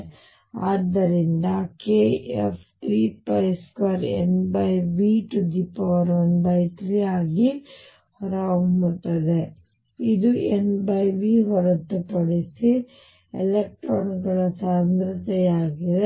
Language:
Kannada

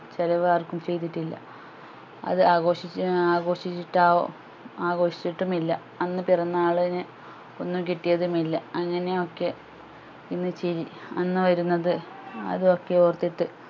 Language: Malayalam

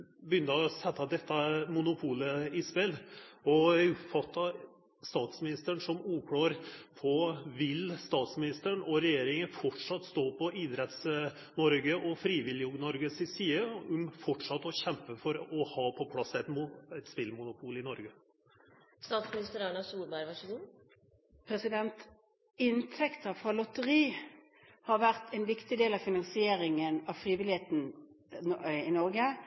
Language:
Norwegian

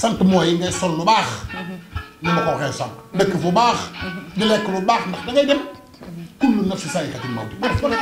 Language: Arabic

